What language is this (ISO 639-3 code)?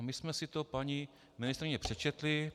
ces